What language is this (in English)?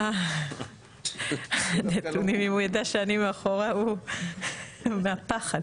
Hebrew